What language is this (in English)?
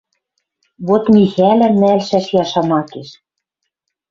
Western Mari